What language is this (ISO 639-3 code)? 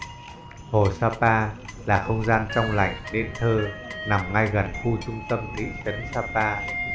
vie